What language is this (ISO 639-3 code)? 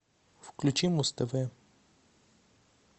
rus